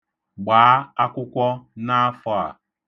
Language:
Igbo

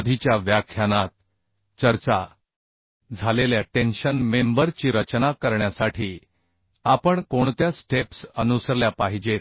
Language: Marathi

